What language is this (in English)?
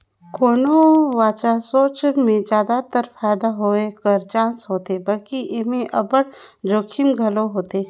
Chhattisgarhi